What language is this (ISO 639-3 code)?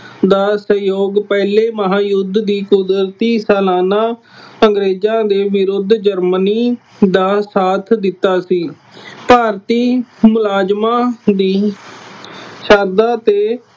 pan